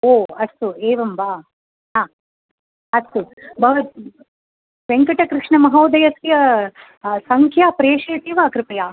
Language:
Sanskrit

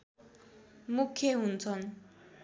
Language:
Nepali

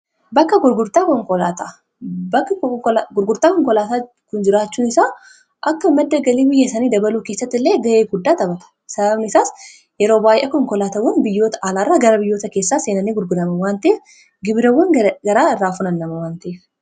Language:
Oromo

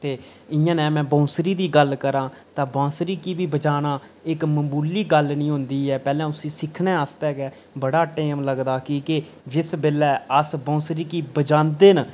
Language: Dogri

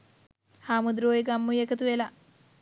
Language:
Sinhala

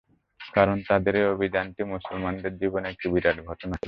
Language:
Bangla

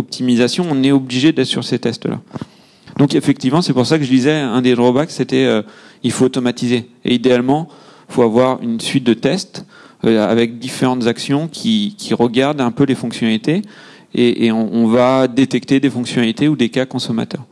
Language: French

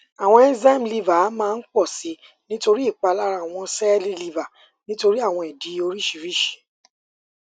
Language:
Yoruba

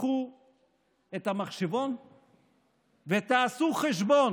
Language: Hebrew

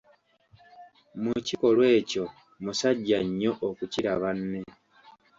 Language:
Ganda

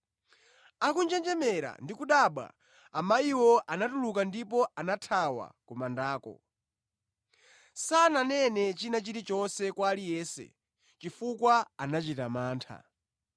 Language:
Nyanja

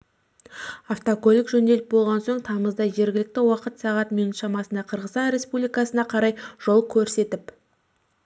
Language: Kazakh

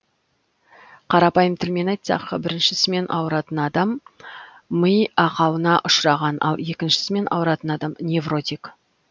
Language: Kazakh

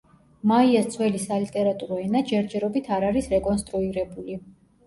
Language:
Georgian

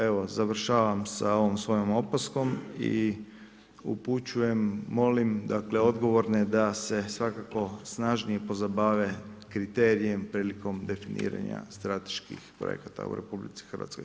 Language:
Croatian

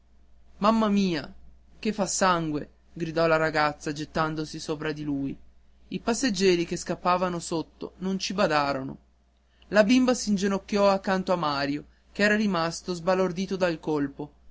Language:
Italian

